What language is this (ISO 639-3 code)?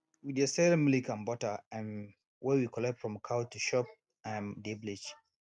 pcm